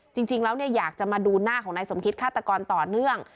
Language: Thai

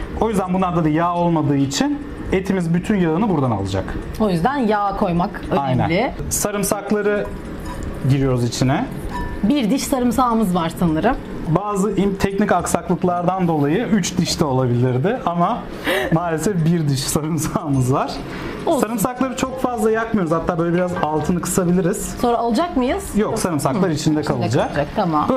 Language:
Turkish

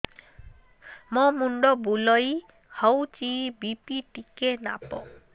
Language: Odia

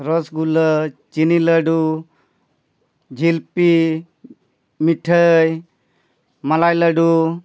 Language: Santali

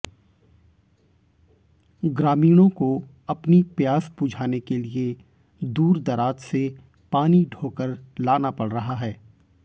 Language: Hindi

